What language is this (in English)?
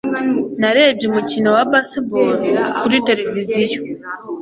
Kinyarwanda